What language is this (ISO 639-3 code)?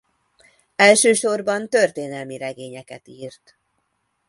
hun